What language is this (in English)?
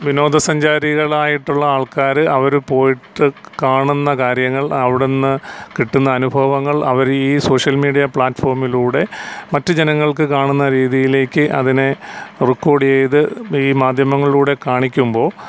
Malayalam